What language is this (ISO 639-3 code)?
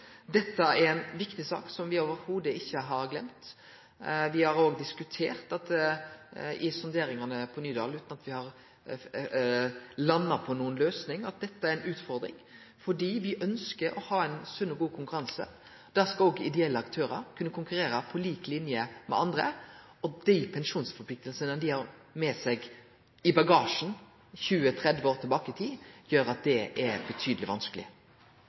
nno